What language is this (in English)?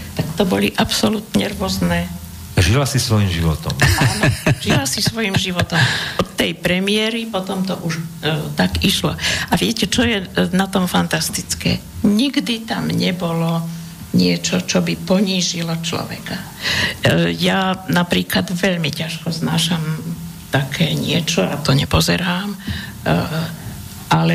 Slovak